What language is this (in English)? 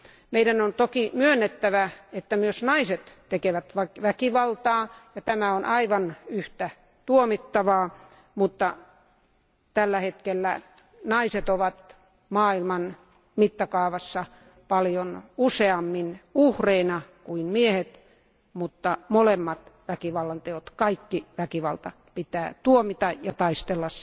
Finnish